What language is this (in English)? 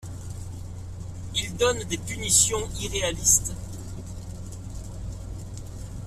French